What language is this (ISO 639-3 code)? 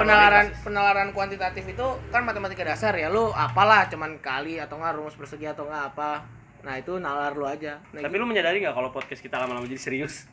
ind